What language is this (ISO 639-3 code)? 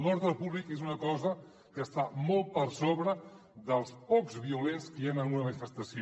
cat